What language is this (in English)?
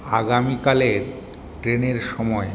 Bangla